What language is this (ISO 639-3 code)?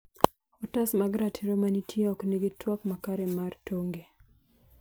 luo